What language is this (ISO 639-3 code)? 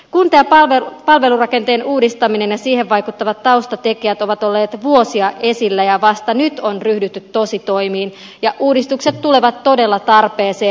fin